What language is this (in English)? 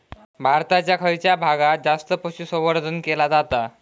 Marathi